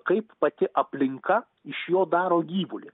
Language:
Lithuanian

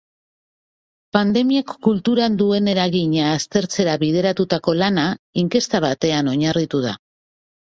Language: Basque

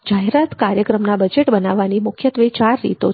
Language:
Gujarati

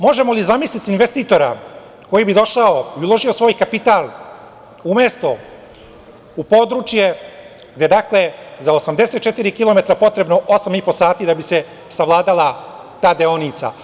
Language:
Serbian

